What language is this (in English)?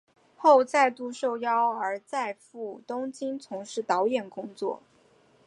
Chinese